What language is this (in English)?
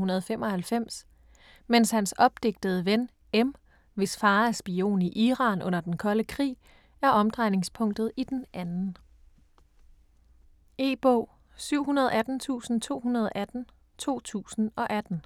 Danish